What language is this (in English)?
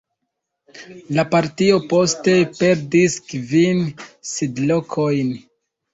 Esperanto